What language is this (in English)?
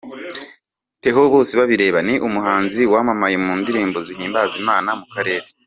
Kinyarwanda